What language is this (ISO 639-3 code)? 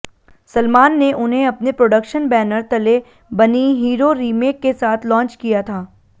hin